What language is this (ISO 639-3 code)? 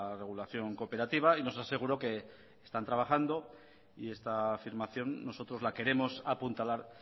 spa